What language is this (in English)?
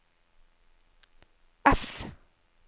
Norwegian